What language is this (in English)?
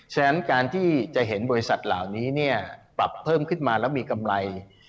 Thai